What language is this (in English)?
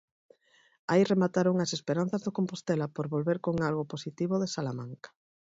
Galician